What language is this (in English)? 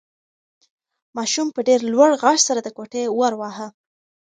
Pashto